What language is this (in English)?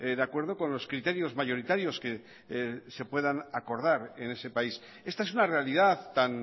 Spanish